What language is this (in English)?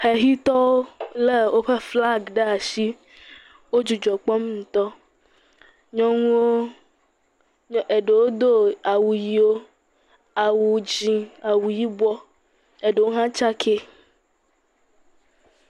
Ewe